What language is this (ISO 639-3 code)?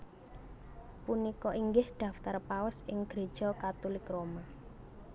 jav